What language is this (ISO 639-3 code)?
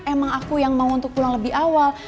ind